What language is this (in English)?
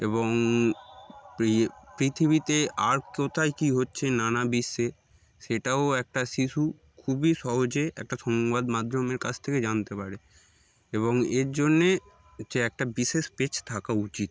Bangla